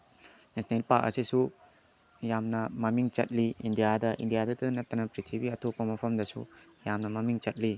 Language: Manipuri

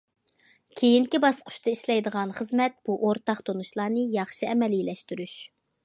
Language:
Uyghur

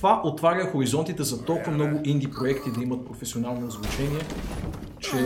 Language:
Bulgarian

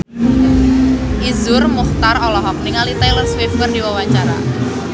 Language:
Sundanese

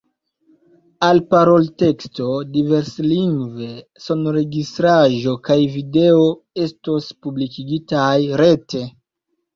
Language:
Esperanto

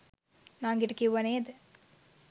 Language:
Sinhala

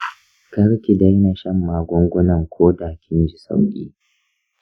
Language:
Hausa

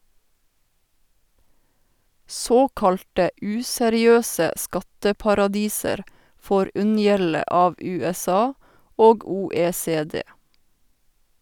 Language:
Norwegian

